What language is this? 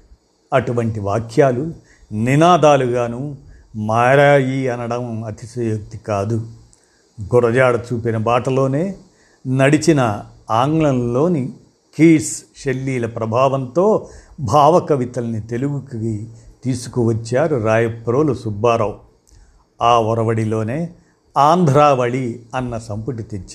Telugu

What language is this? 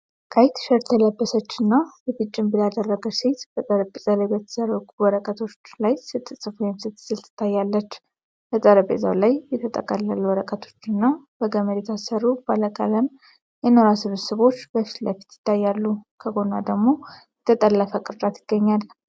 Amharic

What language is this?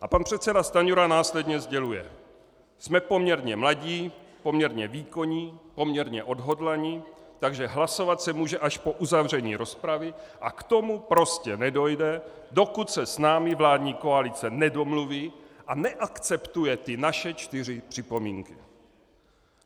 Czech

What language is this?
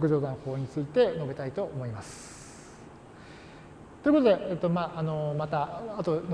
Japanese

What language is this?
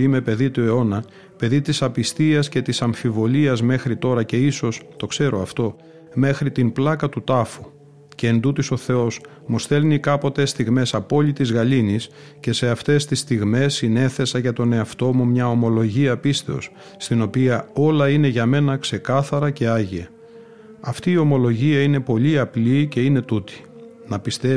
Greek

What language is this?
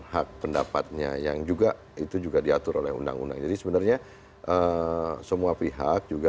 Indonesian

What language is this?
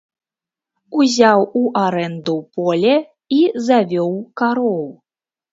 Belarusian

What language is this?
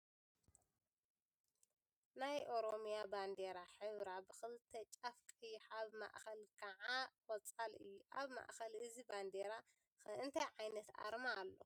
Tigrinya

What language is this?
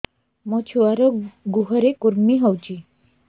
Odia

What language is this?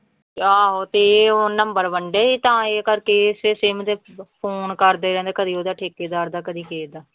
Punjabi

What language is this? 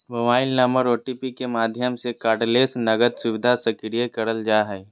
Magahi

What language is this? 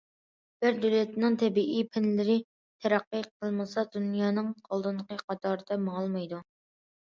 Uyghur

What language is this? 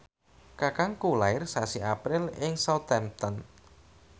Javanese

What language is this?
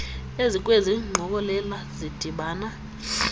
Xhosa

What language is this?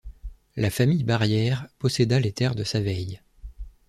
French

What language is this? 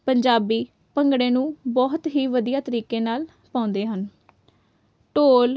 Punjabi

